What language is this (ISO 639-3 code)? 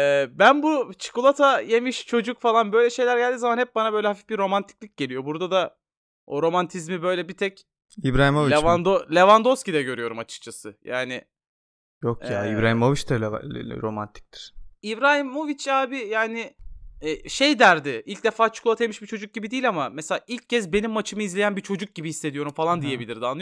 tur